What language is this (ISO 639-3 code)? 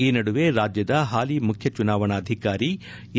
kan